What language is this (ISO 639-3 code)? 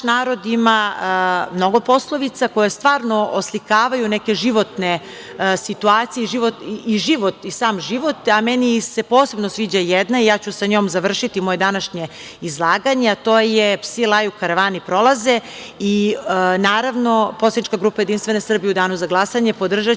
srp